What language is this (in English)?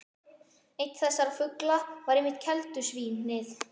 Icelandic